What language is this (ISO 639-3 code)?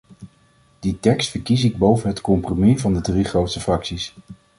nld